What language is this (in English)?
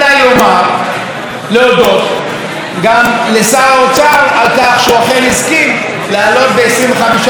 Hebrew